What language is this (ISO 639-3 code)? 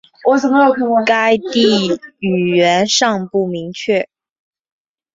zho